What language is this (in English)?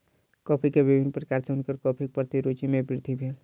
Maithili